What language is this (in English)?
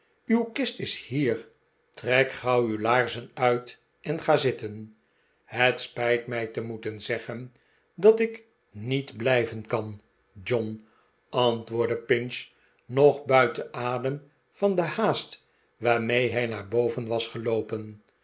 Dutch